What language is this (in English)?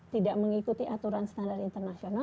Indonesian